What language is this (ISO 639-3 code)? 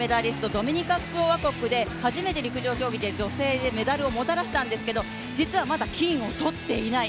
jpn